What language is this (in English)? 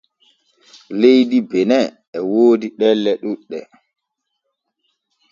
Borgu Fulfulde